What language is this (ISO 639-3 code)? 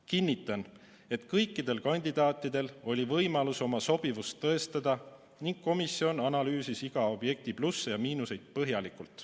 est